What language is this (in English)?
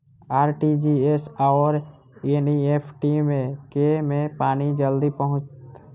Maithili